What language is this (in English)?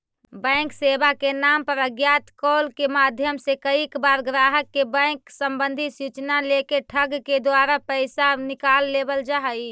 Magahi